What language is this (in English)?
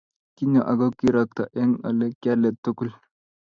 Kalenjin